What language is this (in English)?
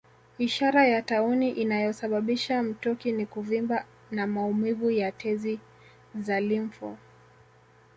Swahili